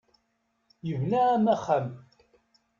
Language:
Kabyle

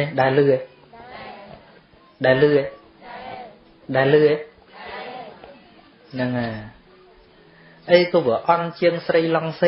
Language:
Vietnamese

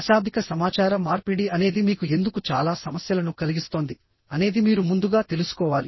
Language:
Telugu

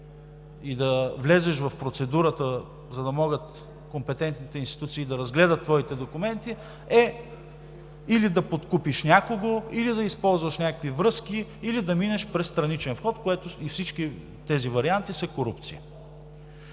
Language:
Bulgarian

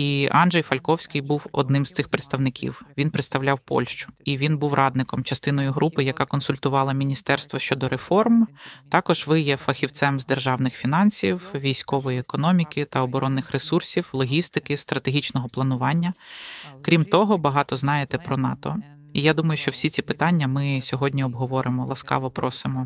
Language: Ukrainian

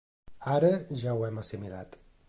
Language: Catalan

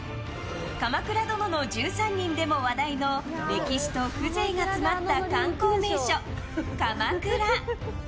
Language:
Japanese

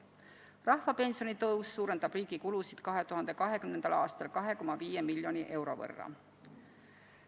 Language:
Estonian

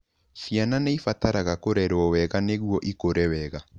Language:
Kikuyu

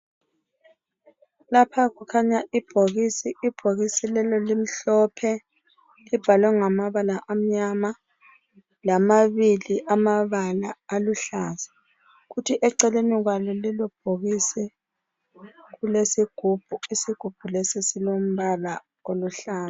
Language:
North Ndebele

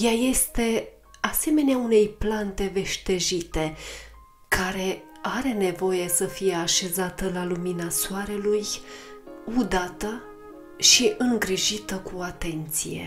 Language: Romanian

